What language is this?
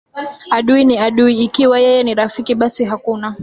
Swahili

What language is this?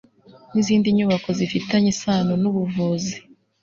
Kinyarwanda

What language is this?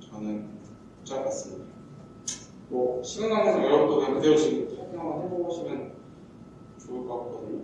Korean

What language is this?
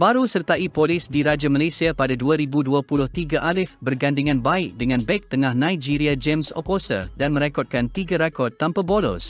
Malay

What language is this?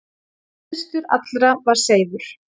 Icelandic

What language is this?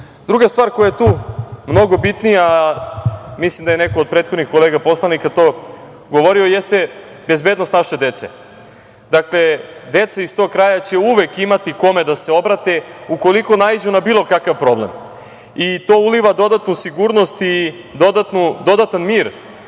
Serbian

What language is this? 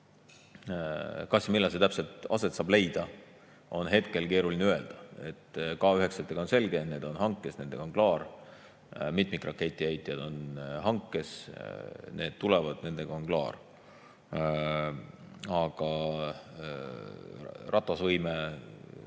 Estonian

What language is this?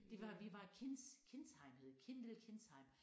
Danish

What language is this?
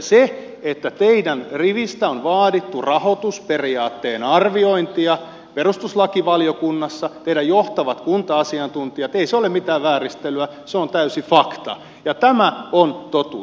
Finnish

